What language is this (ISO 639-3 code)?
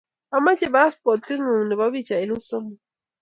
kln